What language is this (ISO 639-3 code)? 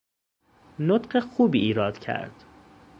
fas